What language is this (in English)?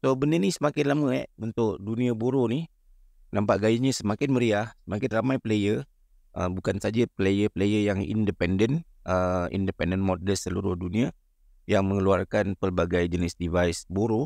Malay